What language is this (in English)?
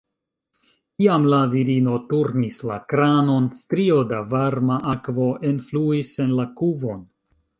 Esperanto